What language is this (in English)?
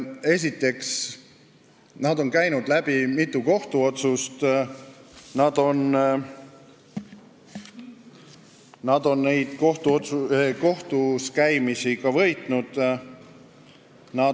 Estonian